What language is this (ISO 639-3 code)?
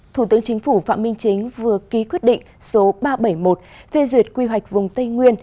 vie